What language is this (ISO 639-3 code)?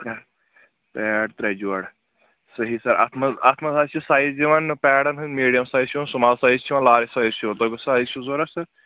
kas